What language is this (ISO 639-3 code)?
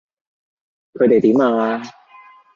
yue